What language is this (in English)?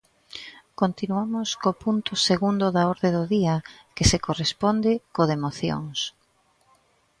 Galician